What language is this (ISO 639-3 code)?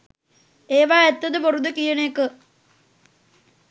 sin